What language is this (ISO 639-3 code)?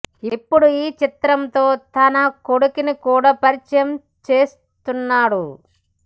tel